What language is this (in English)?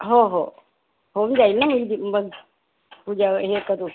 Marathi